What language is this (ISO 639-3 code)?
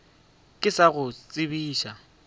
nso